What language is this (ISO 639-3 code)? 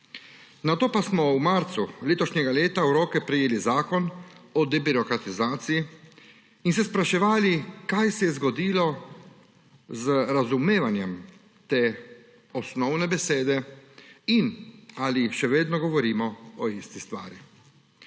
slv